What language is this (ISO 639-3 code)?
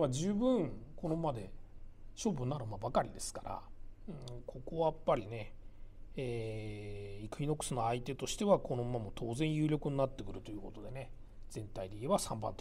jpn